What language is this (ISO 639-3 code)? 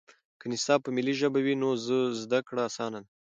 pus